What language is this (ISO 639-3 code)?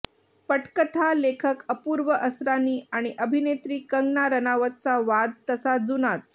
mar